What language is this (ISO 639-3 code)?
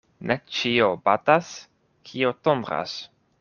epo